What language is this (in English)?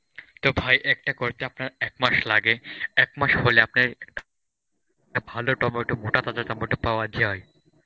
Bangla